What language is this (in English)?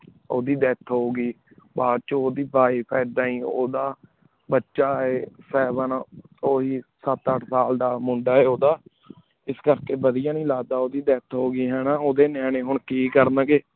Punjabi